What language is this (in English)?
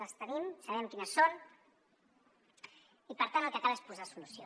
Catalan